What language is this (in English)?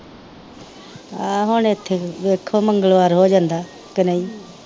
Punjabi